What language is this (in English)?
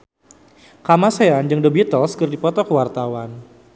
Sundanese